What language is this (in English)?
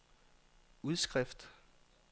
Danish